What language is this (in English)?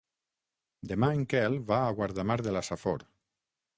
Catalan